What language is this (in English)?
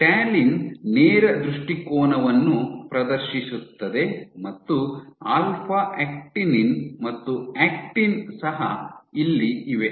Kannada